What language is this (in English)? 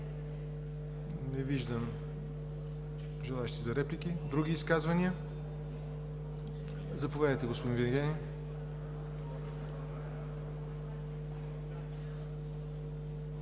Bulgarian